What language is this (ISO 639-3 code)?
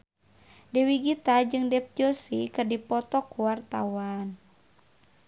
sun